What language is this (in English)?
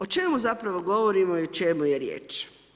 Croatian